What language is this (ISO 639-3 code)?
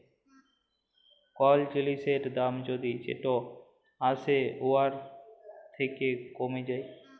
ben